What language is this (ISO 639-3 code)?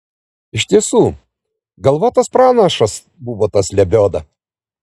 lit